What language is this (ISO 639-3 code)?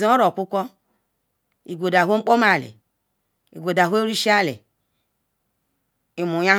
ikw